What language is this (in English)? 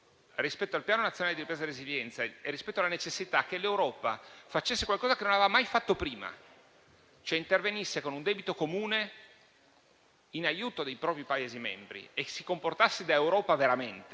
Italian